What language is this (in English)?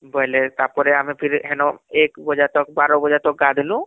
Odia